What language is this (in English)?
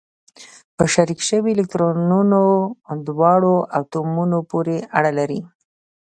Pashto